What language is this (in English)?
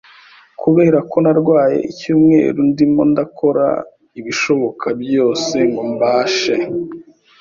Kinyarwanda